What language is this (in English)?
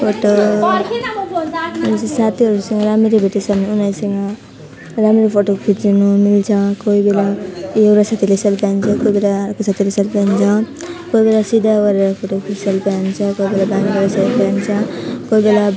Nepali